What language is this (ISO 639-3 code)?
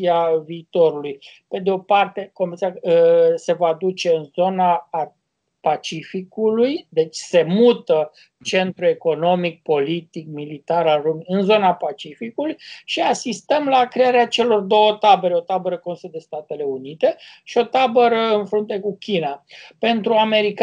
ron